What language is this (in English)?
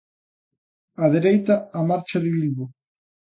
Galician